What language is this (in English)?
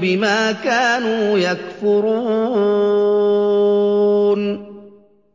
Arabic